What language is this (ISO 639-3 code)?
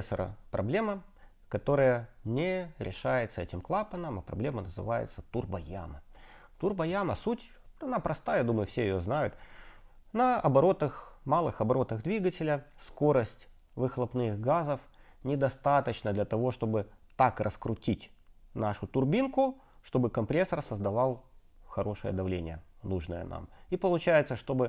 rus